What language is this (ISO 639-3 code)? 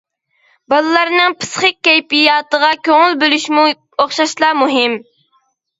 uig